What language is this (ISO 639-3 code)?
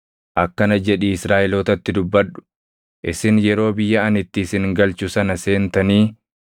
orm